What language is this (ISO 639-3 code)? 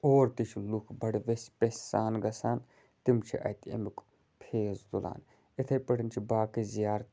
kas